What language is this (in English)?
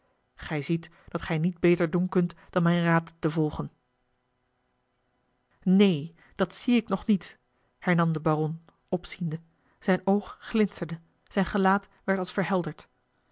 Dutch